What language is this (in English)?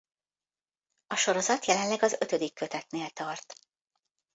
Hungarian